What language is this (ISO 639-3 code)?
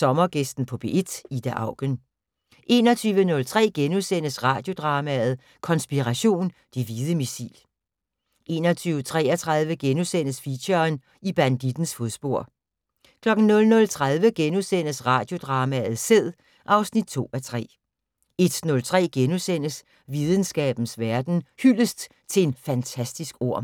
dan